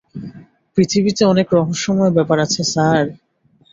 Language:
Bangla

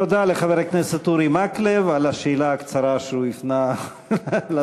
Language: Hebrew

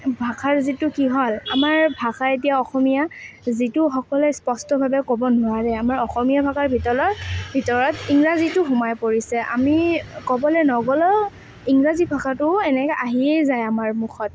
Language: Assamese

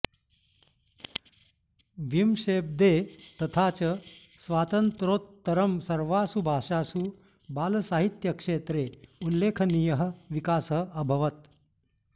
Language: Sanskrit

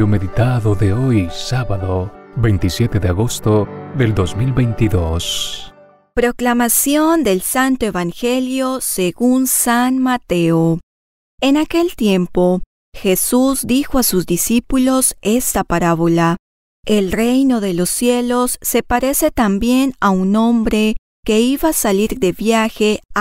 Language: Spanish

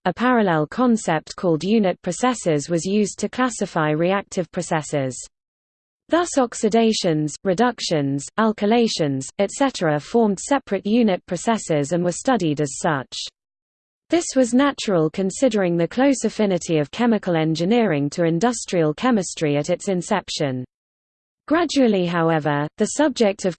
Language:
English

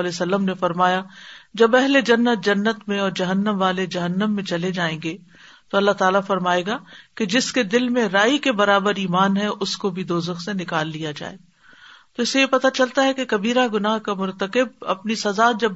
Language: Urdu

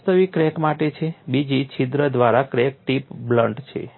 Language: Gujarati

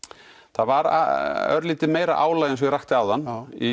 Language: Icelandic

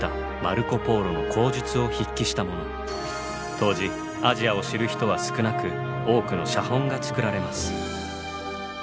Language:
Japanese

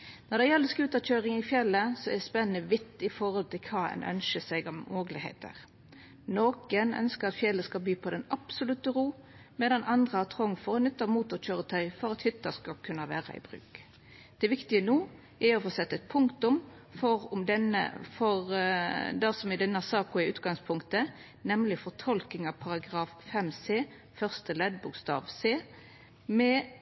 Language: Norwegian Nynorsk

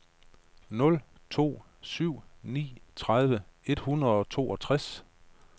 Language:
Danish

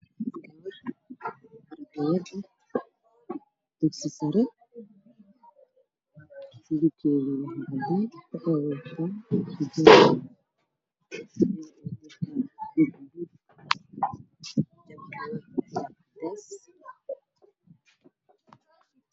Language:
Somali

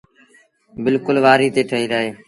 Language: Sindhi Bhil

